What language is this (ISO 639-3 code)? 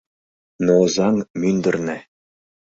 chm